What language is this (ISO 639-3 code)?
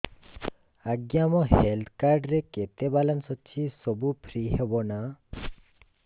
ori